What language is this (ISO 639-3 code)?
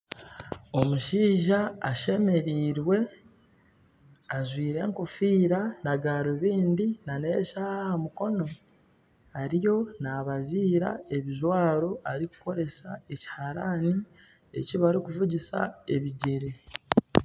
nyn